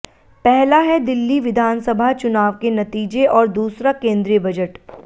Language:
Hindi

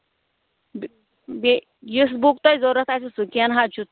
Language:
Kashmiri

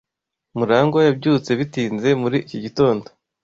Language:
Kinyarwanda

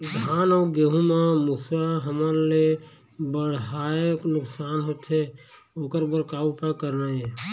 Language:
Chhattisgarhi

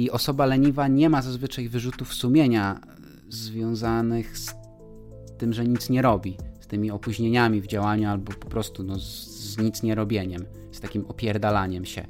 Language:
Polish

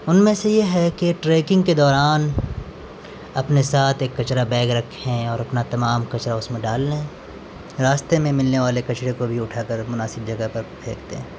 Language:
Urdu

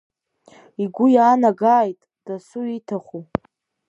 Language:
Abkhazian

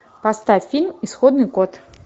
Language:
Russian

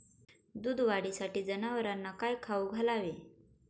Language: Marathi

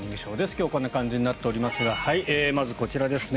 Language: Japanese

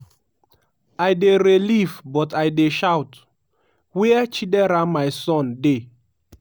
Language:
Nigerian Pidgin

